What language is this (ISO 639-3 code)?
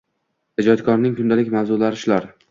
uzb